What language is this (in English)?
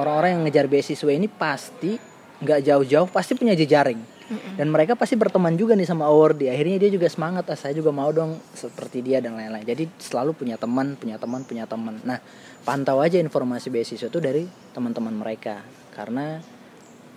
Indonesian